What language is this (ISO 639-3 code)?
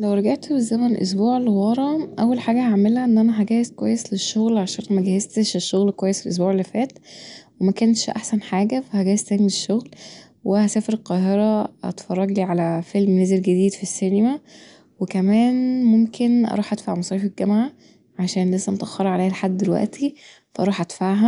arz